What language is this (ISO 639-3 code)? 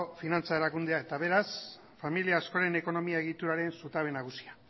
eus